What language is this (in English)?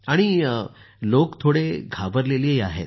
Marathi